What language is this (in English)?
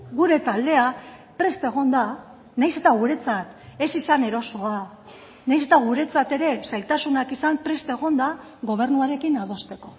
Basque